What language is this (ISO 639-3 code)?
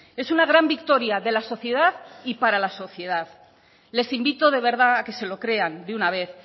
spa